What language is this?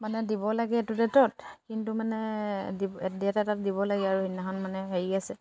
Assamese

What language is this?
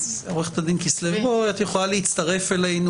Hebrew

